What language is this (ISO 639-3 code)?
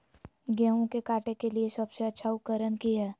mag